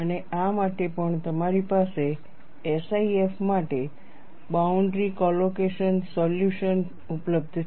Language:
Gujarati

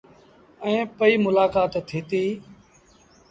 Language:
Sindhi Bhil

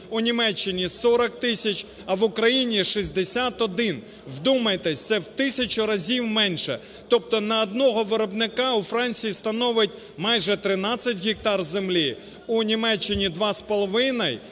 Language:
Ukrainian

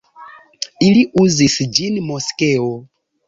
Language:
Esperanto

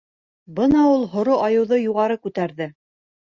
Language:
Bashkir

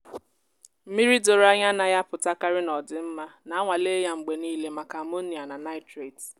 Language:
Igbo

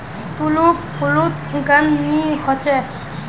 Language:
Magahi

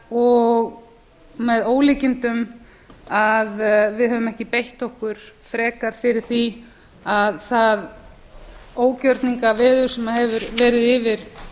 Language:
Icelandic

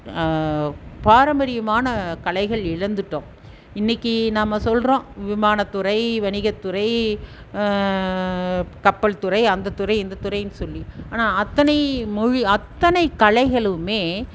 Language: Tamil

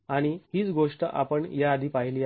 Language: Marathi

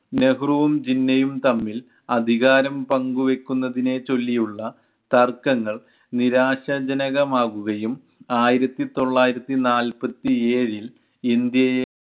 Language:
Malayalam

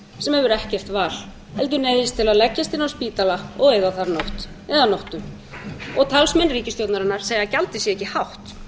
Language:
Icelandic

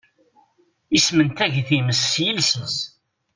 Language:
Kabyle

